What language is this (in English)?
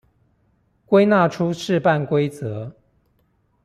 Chinese